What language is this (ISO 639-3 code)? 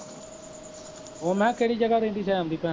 pan